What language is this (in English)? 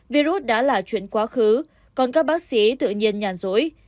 Vietnamese